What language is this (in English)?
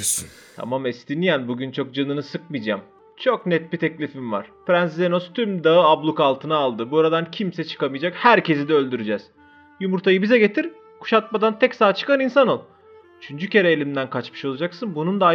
Turkish